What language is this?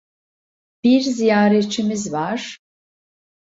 Turkish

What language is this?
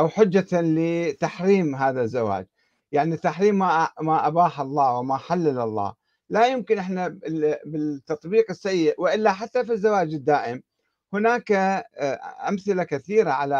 Arabic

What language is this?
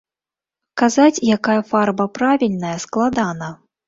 Belarusian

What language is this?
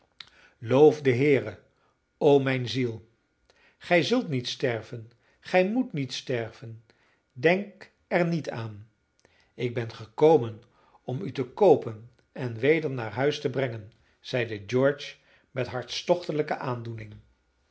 Dutch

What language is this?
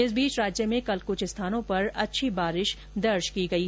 Hindi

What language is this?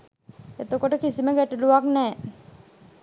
Sinhala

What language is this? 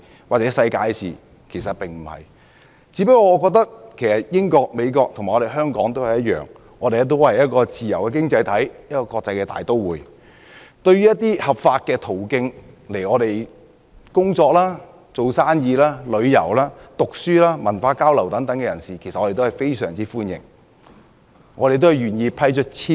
Cantonese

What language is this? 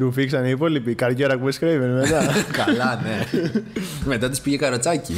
Greek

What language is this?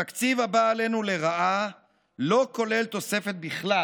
Hebrew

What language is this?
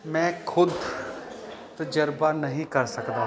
Punjabi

